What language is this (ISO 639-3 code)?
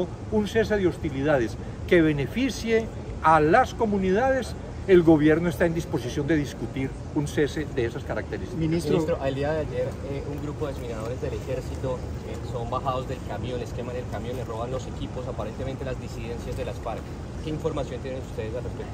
spa